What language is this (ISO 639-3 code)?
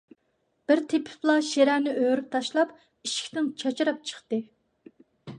uig